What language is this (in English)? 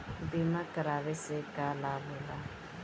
Bhojpuri